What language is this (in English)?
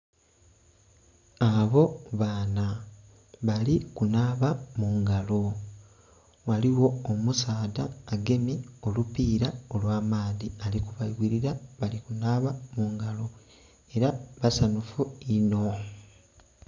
Soga